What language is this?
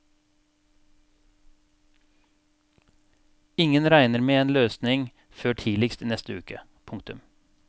Norwegian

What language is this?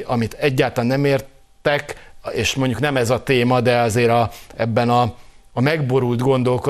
Hungarian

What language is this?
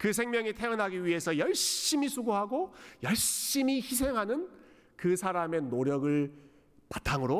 Korean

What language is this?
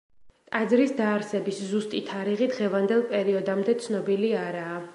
Georgian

